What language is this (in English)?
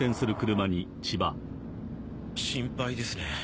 Japanese